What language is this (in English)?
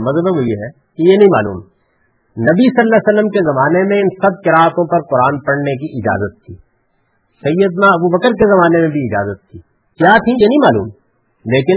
Urdu